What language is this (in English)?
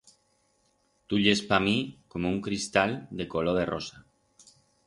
Aragonese